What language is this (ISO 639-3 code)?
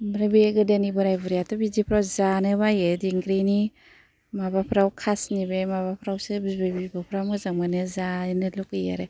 brx